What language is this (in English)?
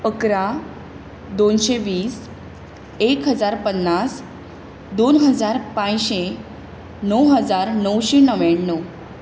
Konkani